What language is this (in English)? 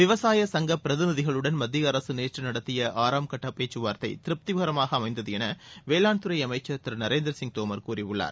Tamil